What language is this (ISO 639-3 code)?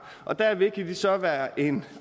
dan